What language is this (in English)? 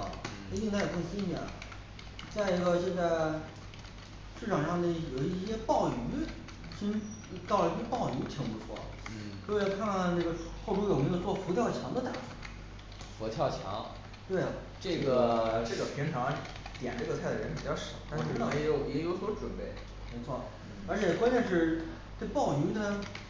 Chinese